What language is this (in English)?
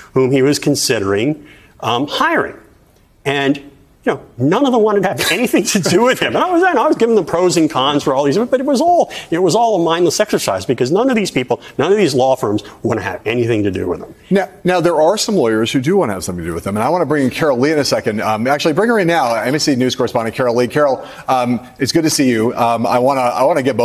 English